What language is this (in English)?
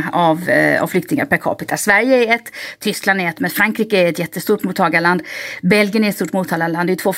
Swedish